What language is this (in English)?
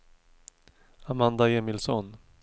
Swedish